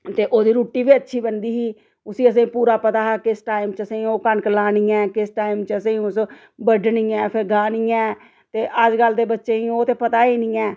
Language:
Dogri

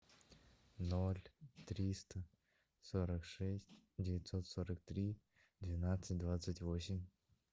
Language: Russian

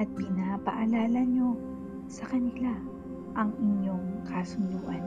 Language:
Filipino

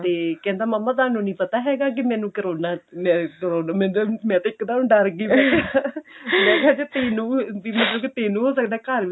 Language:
Punjabi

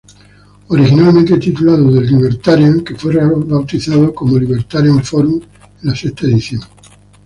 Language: Spanish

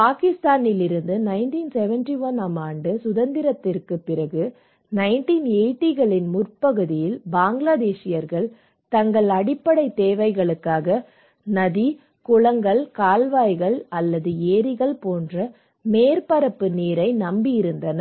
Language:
Tamil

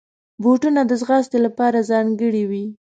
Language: Pashto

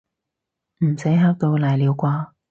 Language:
Cantonese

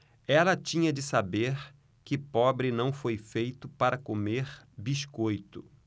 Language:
Portuguese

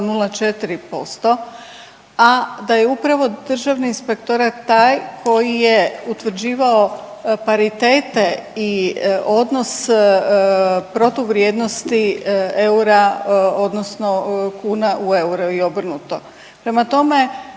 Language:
Croatian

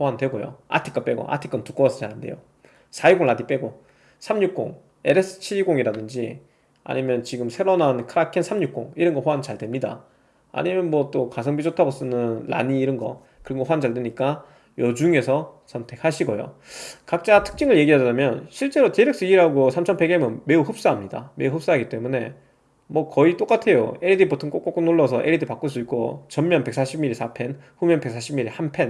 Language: Korean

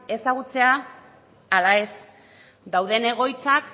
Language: Basque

